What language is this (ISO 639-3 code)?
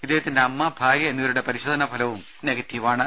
mal